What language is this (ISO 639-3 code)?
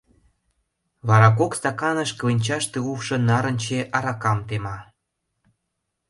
chm